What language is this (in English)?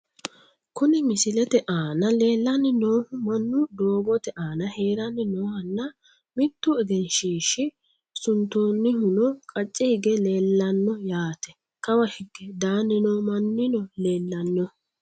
Sidamo